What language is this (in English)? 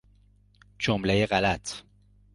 Persian